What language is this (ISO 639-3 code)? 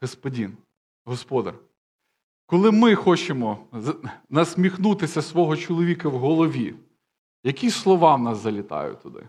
ukr